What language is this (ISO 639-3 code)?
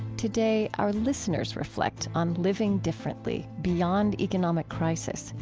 eng